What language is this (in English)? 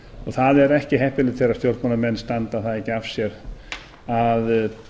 Icelandic